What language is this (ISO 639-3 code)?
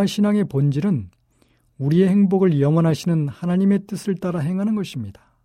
kor